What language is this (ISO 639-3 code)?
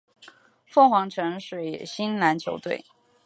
zho